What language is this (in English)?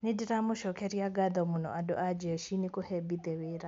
Kikuyu